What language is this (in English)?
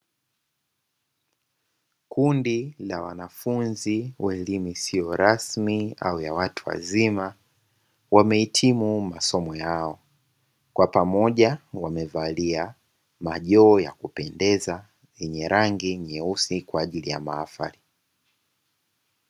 Swahili